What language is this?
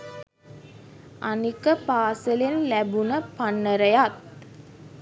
Sinhala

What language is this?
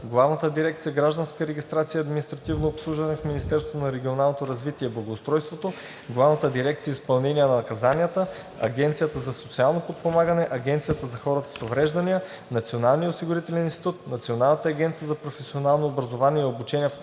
Bulgarian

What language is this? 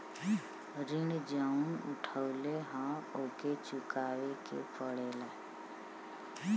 Bhojpuri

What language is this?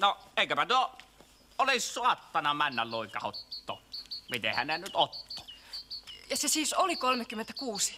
Finnish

